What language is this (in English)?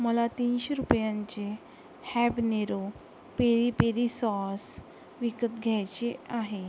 Marathi